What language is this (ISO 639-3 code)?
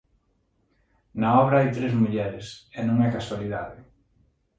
glg